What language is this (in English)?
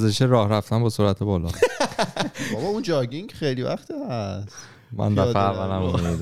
Persian